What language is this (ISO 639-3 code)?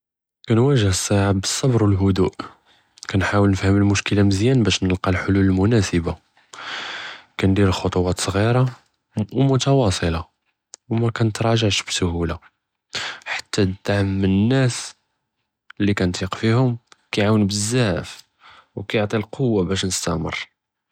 jrb